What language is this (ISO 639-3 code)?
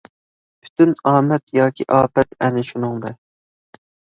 uig